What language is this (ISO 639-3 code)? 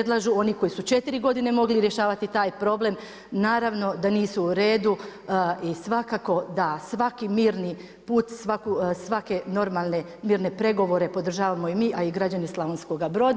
hrv